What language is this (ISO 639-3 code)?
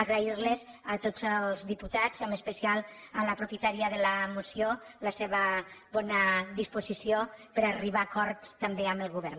cat